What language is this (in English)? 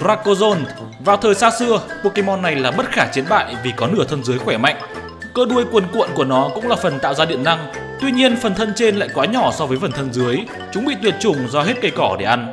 Vietnamese